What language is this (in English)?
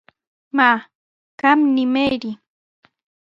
Sihuas Ancash Quechua